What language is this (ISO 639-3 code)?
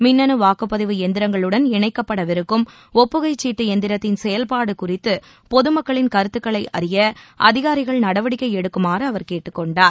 tam